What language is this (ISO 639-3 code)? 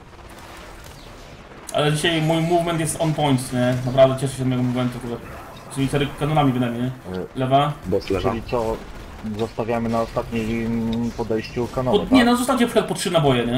pol